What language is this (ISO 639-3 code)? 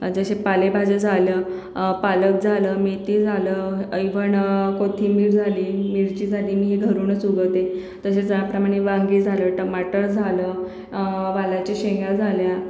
mar